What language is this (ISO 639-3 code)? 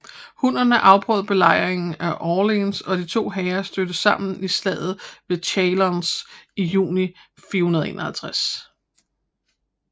dan